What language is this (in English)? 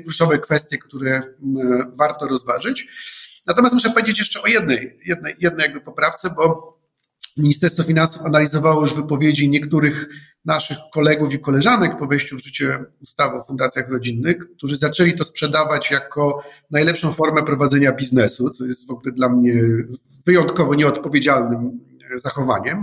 Polish